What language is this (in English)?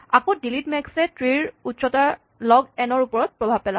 Assamese